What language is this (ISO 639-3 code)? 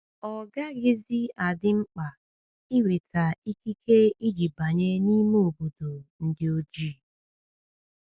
ibo